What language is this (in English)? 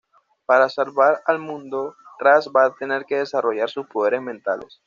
Spanish